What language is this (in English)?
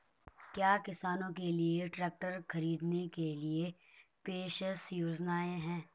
Hindi